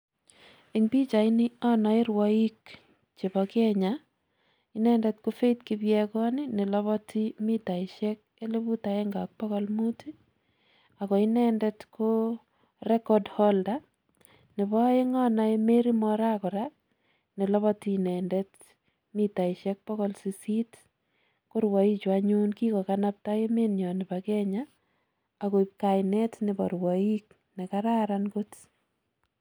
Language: Kalenjin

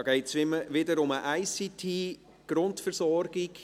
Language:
Swiss German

